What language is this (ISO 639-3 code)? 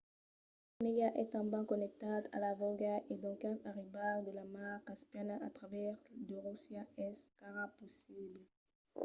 oci